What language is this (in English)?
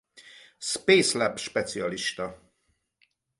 Hungarian